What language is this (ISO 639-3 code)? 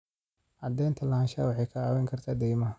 som